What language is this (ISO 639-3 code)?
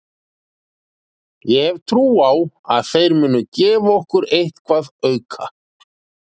isl